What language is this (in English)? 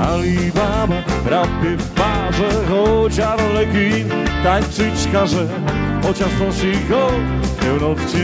Polish